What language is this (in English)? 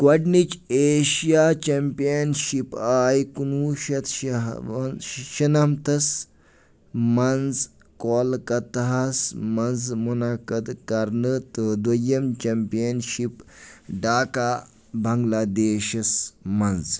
Kashmiri